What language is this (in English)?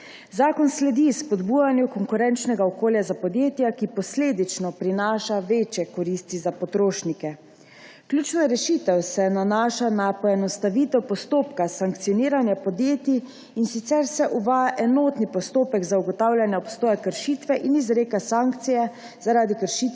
Slovenian